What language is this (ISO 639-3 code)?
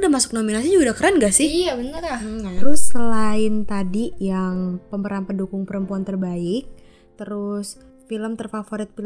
ind